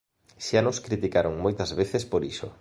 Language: Galician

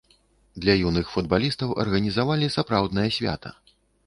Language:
Belarusian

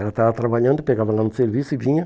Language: Portuguese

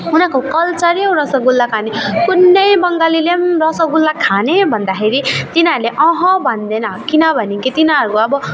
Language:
Nepali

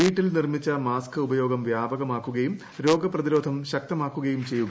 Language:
Malayalam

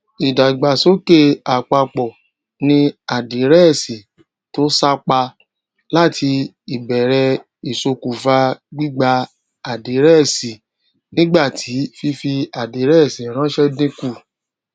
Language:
Yoruba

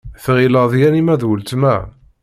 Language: Kabyle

